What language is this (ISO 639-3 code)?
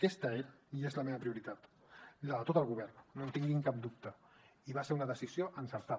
cat